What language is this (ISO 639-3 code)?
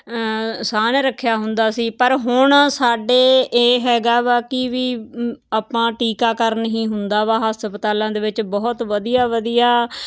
pan